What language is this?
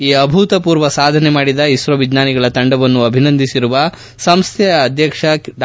Kannada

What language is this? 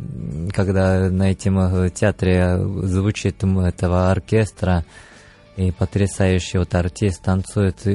Russian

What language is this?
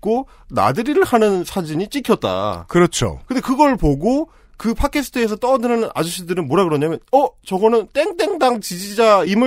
Korean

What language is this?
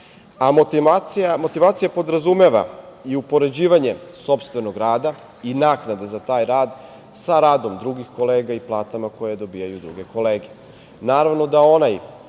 Serbian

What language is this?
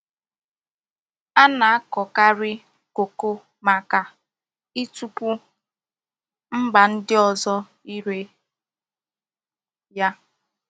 Igbo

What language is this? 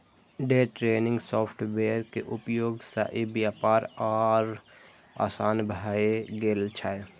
Maithili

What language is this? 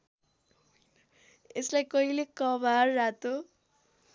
Nepali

